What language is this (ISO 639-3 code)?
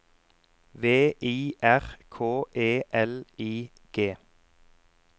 nor